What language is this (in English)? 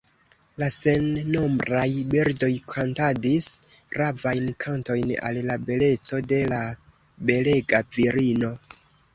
Esperanto